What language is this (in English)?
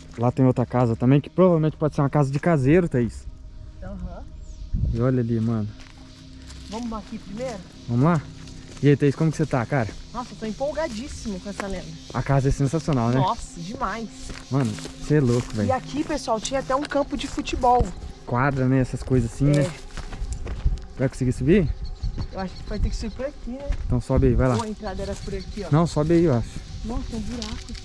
Portuguese